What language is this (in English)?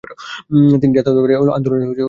Bangla